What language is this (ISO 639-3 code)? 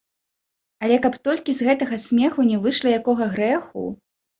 bel